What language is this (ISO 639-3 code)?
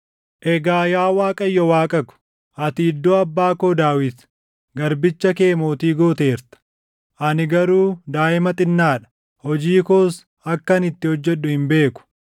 orm